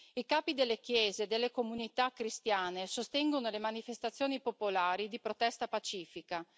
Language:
Italian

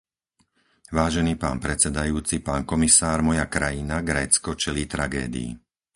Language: Slovak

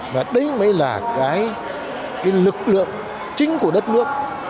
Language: Vietnamese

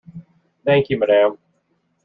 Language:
English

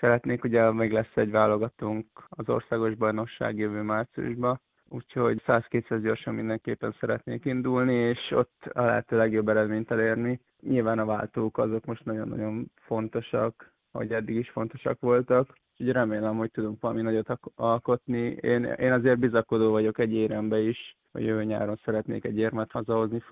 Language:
Hungarian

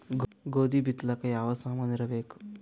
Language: Kannada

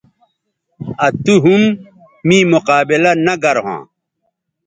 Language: Bateri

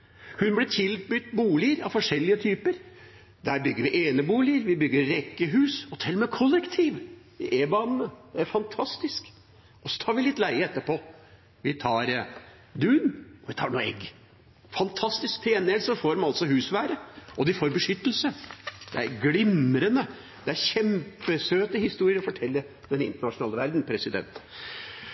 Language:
Norwegian Bokmål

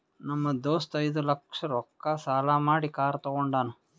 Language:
Kannada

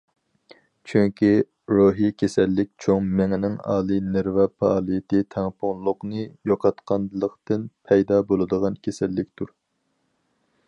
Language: Uyghur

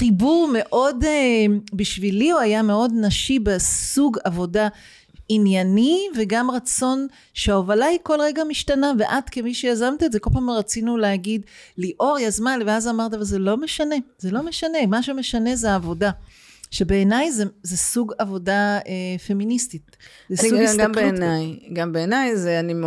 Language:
Hebrew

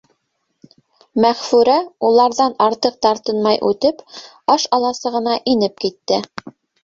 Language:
Bashkir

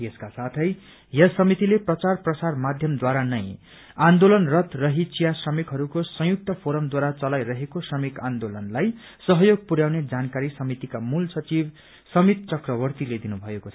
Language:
Nepali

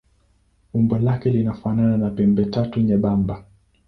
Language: Swahili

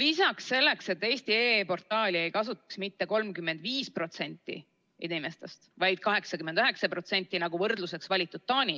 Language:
Estonian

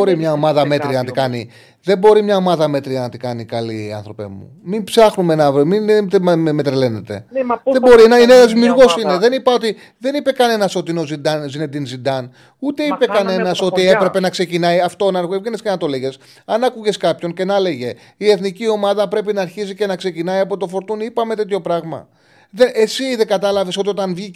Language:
Greek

